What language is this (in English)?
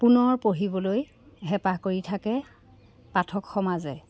Assamese